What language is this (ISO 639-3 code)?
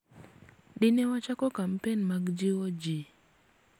luo